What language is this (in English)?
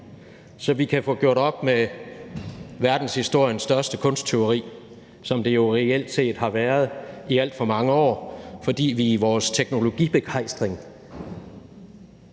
Danish